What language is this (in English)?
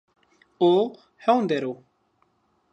Zaza